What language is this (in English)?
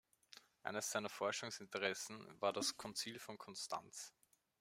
German